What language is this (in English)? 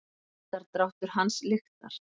Icelandic